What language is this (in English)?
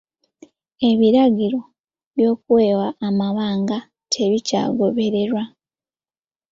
Ganda